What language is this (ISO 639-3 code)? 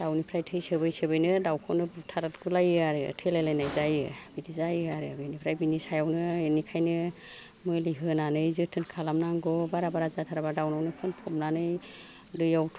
brx